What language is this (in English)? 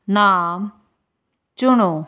Punjabi